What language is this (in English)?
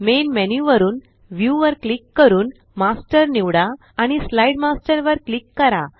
Marathi